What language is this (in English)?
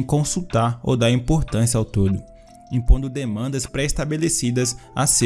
Portuguese